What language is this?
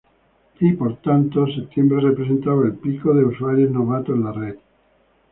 Spanish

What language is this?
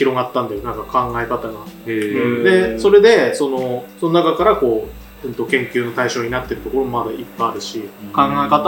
Japanese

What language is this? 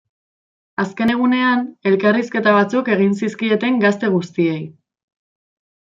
Basque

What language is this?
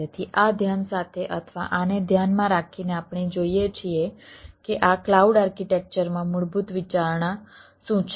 Gujarati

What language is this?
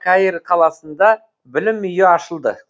Kazakh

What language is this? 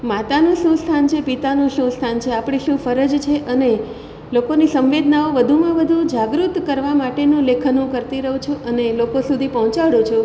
Gujarati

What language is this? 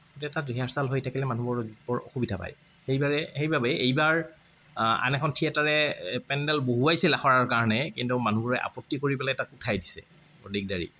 Assamese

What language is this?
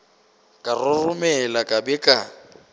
Northern Sotho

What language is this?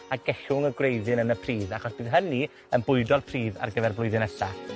Welsh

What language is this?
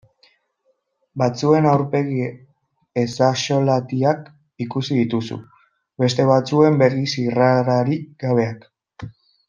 Basque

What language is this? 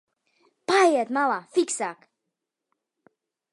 Latvian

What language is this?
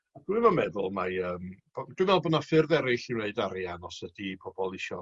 Welsh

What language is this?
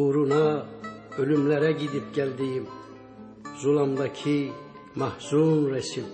Turkish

